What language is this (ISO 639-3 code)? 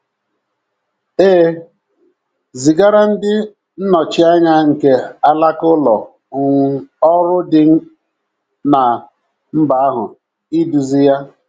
ibo